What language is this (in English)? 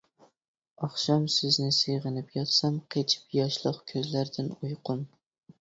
Uyghur